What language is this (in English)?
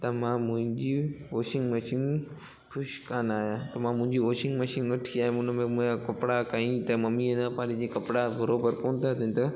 Sindhi